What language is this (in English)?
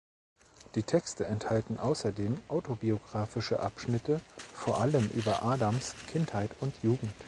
German